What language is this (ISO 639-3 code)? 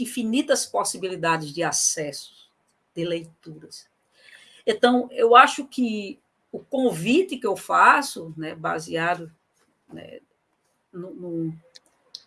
por